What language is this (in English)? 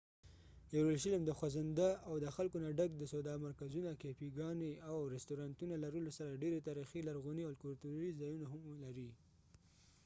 Pashto